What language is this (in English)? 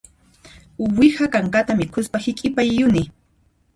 Puno Quechua